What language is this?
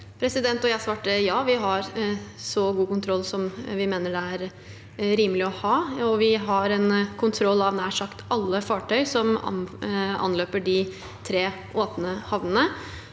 Norwegian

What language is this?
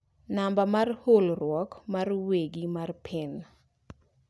Luo (Kenya and Tanzania)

